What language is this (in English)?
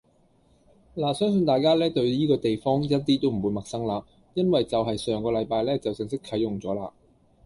Cantonese